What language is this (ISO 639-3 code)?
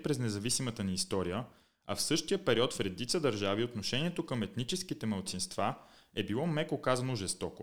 bul